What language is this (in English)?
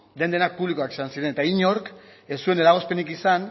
Basque